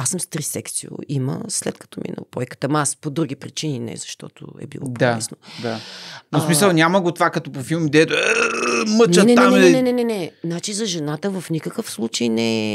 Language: Bulgarian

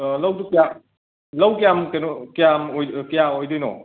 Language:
Manipuri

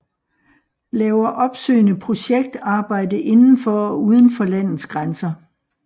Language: Danish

